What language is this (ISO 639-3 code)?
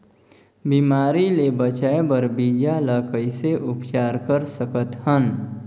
hne